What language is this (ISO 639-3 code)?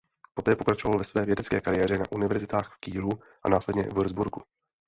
ces